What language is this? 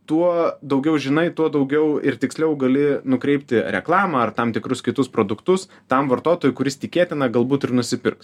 Lithuanian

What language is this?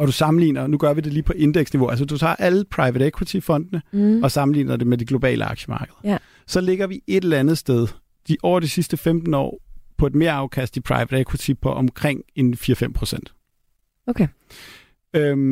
Danish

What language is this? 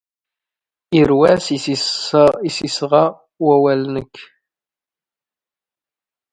Standard Moroccan Tamazight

